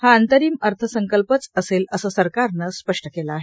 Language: Marathi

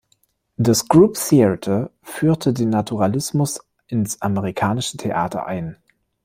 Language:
German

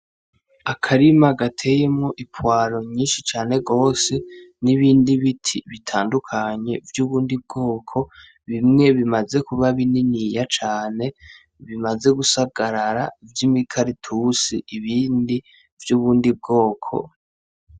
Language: Rundi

